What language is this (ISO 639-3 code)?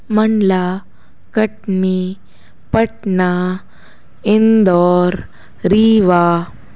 snd